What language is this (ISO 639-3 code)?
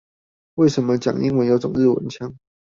zho